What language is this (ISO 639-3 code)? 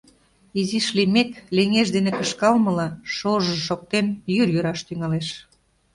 chm